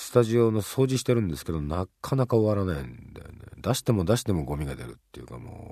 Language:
Japanese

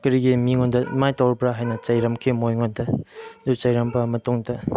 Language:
Manipuri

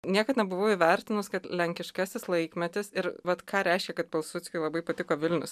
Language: Lithuanian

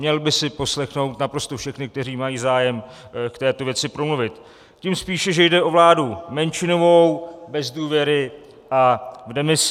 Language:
Czech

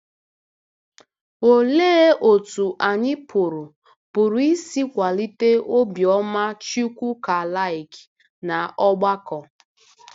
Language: Igbo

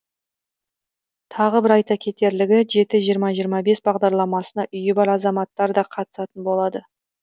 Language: Kazakh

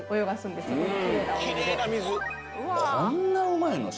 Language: Japanese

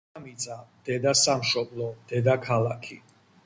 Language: Georgian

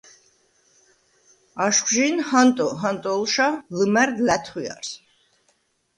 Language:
Svan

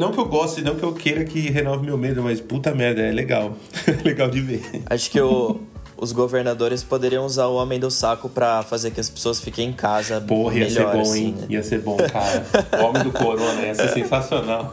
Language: Portuguese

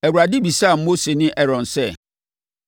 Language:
Akan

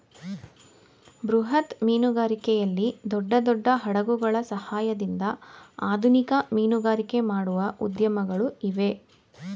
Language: Kannada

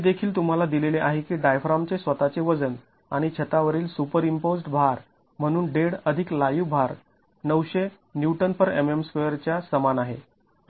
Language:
Marathi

